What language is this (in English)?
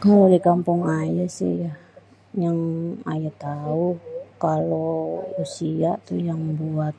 Betawi